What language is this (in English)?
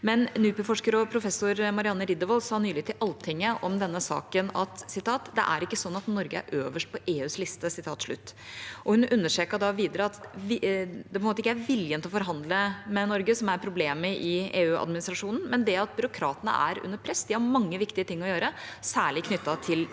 Norwegian